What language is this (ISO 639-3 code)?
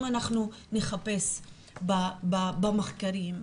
heb